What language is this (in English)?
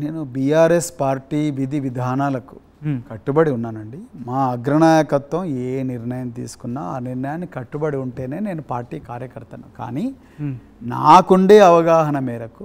Telugu